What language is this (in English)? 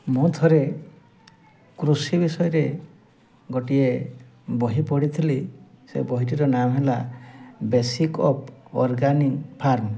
Odia